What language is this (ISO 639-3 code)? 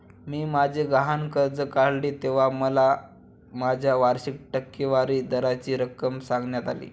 mar